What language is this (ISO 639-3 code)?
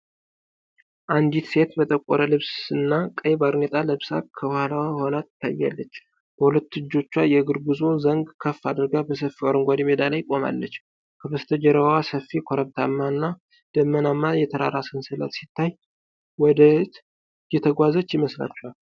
amh